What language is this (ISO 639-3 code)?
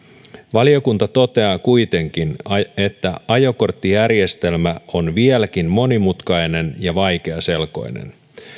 fin